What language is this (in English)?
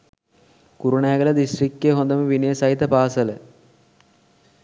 Sinhala